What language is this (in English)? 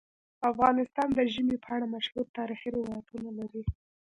Pashto